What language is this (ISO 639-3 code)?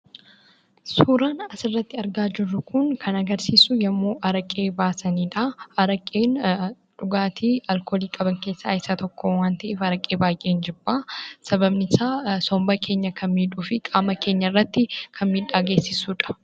orm